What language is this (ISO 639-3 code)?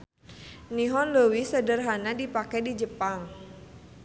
sun